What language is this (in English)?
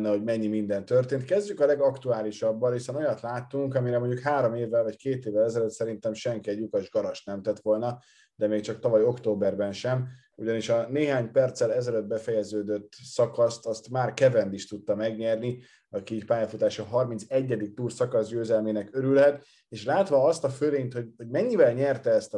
Hungarian